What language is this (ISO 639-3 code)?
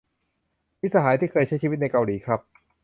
tha